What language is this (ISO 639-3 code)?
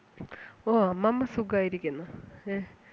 mal